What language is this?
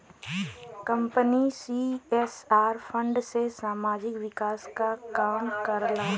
Bhojpuri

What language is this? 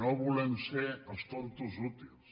Catalan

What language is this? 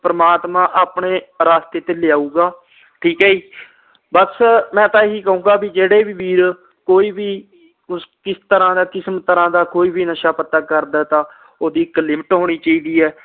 Punjabi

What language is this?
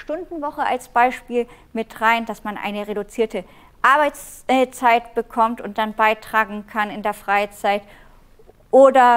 German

